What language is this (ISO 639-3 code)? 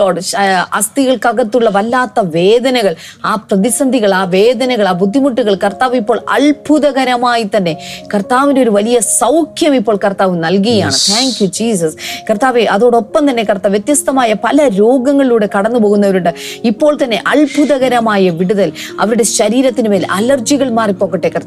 mal